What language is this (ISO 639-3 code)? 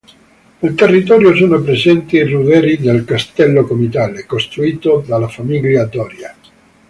ita